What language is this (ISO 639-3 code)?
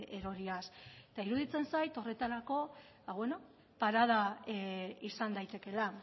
eus